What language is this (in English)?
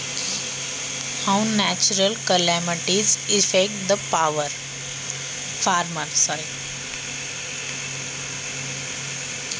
Marathi